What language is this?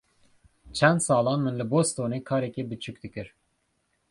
Kurdish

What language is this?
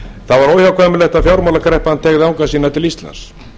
Icelandic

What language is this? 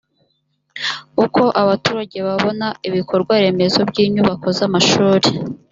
Kinyarwanda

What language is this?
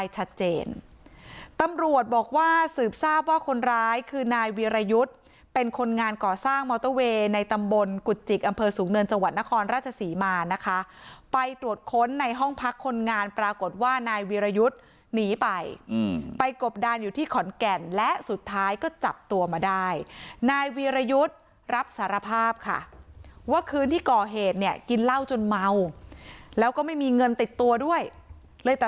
Thai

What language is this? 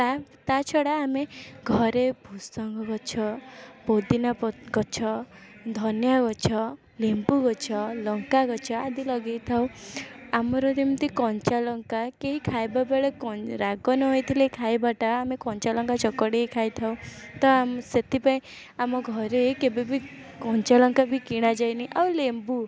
Odia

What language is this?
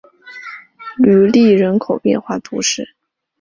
Chinese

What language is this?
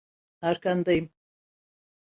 Turkish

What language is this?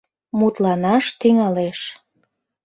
Mari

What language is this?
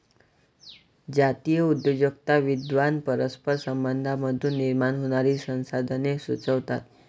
Marathi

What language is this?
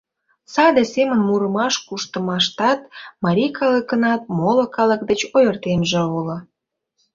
Mari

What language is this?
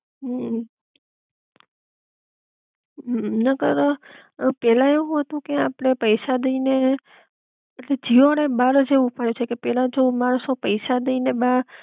Gujarati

